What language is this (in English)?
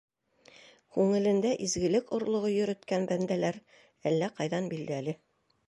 Bashkir